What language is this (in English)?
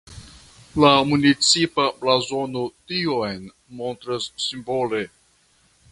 Esperanto